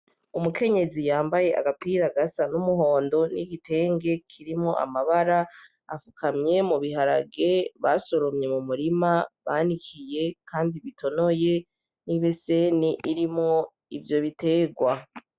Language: Rundi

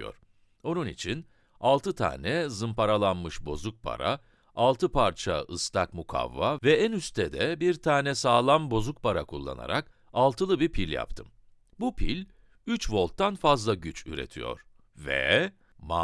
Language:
Turkish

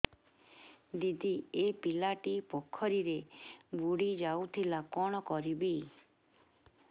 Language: Odia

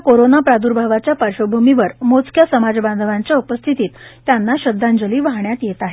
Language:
Marathi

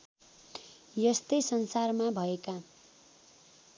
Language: Nepali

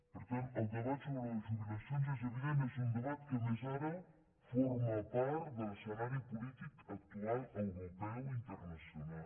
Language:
Catalan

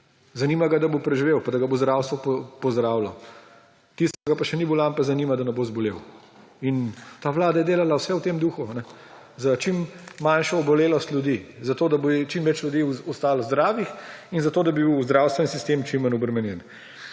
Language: Slovenian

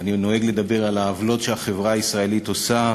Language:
Hebrew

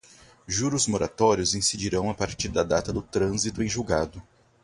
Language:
Portuguese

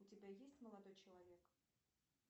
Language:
Russian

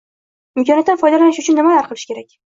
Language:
Uzbek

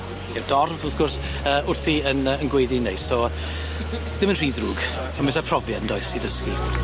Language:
Welsh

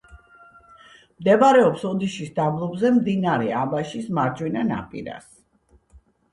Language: Georgian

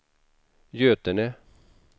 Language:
Swedish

